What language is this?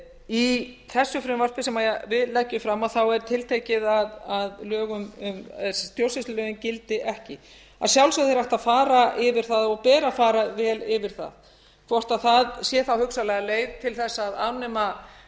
Icelandic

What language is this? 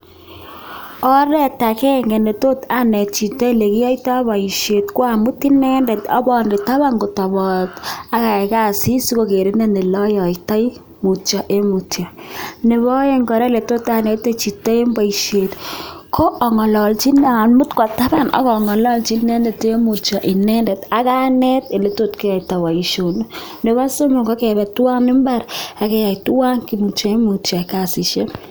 Kalenjin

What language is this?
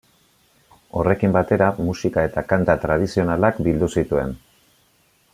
Basque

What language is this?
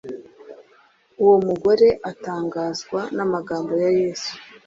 Kinyarwanda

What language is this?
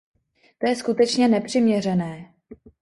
Czech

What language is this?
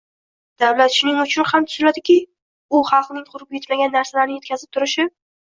Uzbek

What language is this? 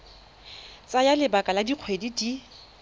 Tswana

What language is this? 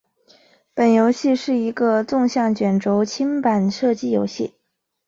Chinese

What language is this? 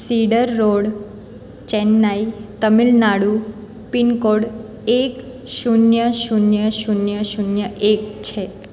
Gujarati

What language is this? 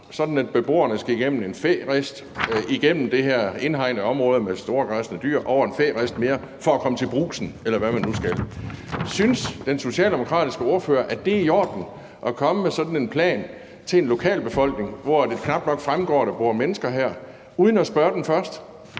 Danish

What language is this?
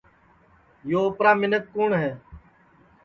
Sansi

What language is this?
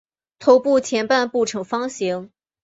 Chinese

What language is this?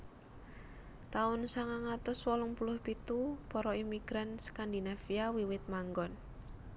Javanese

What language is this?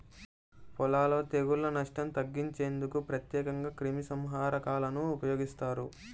Telugu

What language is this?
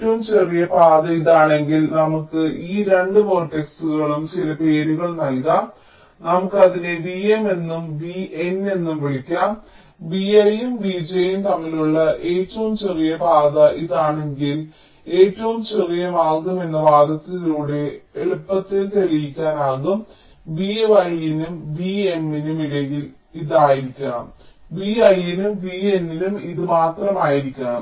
Malayalam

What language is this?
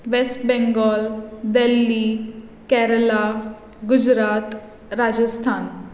Konkani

